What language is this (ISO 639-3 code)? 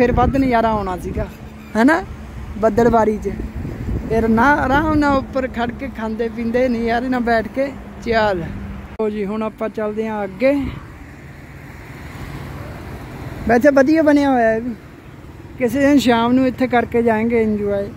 pan